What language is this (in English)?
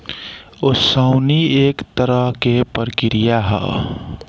Bhojpuri